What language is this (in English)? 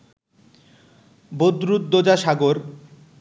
Bangla